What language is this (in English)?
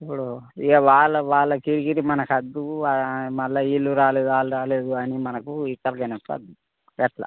Telugu